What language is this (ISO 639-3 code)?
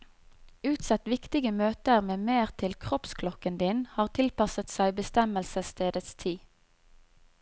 nor